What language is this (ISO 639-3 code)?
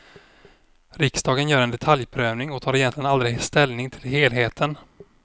swe